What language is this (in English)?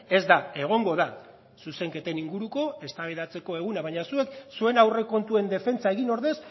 Basque